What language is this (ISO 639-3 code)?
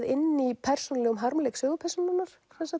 isl